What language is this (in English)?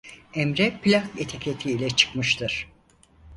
Turkish